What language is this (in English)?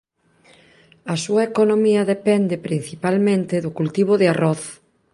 Galician